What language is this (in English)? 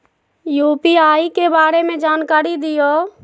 Magahi